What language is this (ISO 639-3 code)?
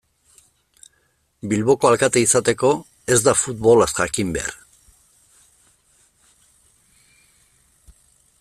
eus